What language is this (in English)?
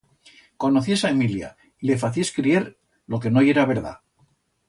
Aragonese